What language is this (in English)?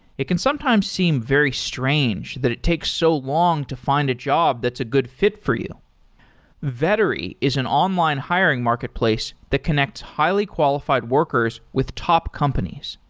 English